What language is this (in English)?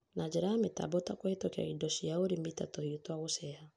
Kikuyu